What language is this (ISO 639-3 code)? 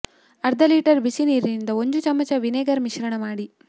kan